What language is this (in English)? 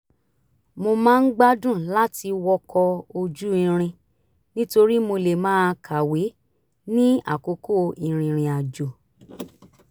Yoruba